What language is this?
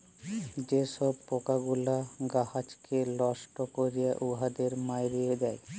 Bangla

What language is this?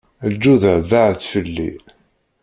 Kabyle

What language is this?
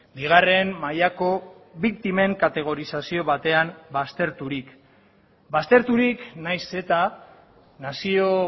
Basque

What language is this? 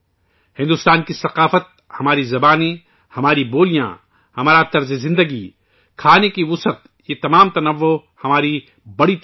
Urdu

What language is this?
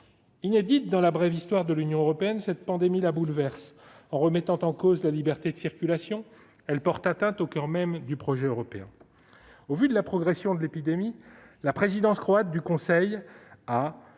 French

